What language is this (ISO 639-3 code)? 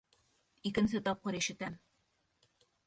bak